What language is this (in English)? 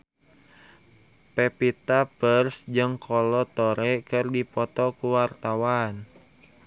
Sundanese